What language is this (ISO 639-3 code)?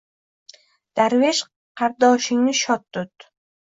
uzb